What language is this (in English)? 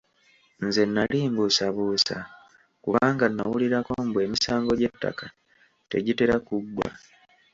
Ganda